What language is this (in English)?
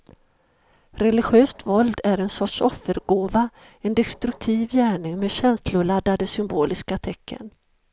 Swedish